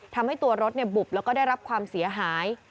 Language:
Thai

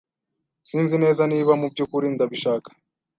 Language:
Kinyarwanda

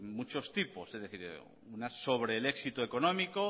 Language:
Spanish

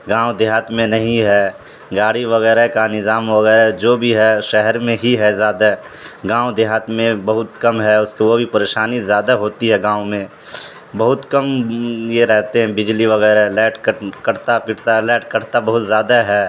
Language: Urdu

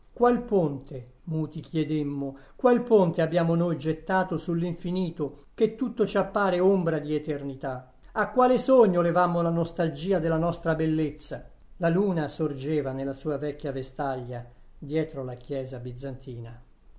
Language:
Italian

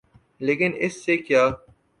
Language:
Urdu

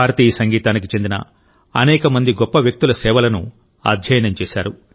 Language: Telugu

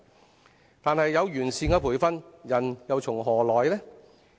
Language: Cantonese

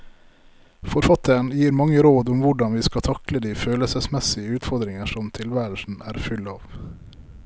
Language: Norwegian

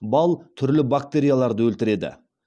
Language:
Kazakh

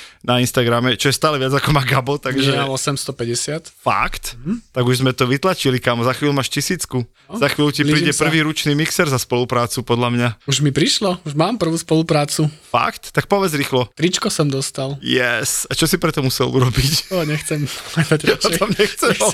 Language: Slovak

